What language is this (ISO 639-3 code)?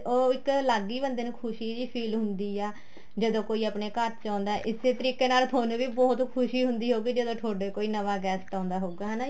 pan